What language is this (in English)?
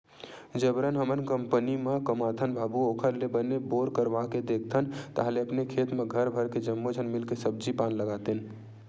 Chhattisgarhi